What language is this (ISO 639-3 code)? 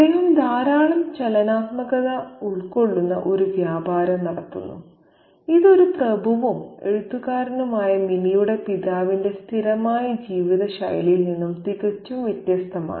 mal